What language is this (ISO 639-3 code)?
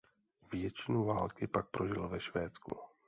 ces